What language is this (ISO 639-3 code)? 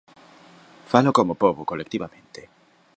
glg